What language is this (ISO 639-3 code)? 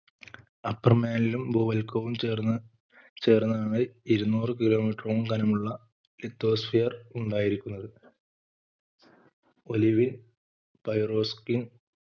mal